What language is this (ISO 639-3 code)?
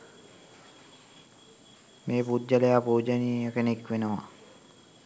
sin